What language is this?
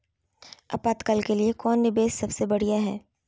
Magahi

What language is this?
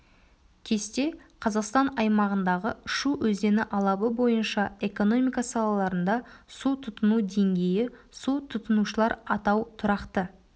Kazakh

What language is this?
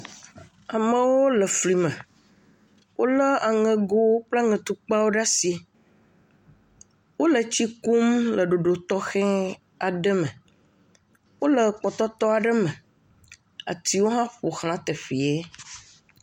Ewe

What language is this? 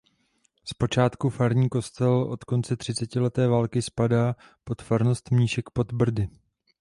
Czech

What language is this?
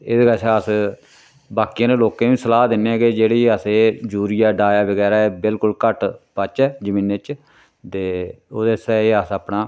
Dogri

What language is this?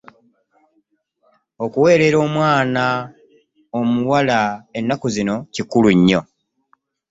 Ganda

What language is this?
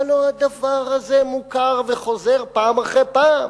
Hebrew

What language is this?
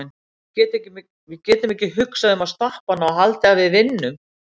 Icelandic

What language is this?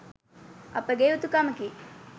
Sinhala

